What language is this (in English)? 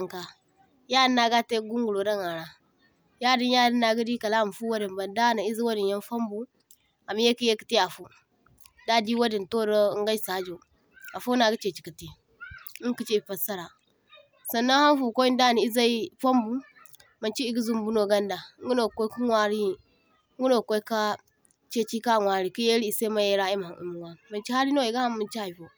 Zarma